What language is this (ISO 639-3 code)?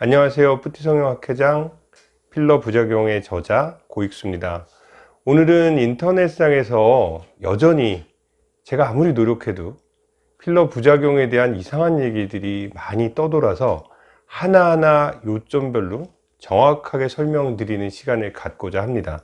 kor